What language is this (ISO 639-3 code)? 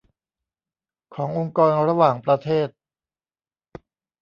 tha